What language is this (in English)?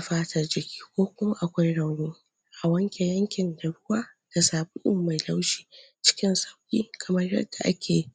Hausa